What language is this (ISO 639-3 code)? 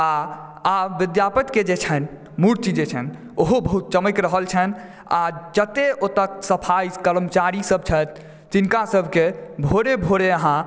mai